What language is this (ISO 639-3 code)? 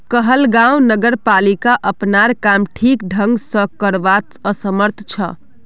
mag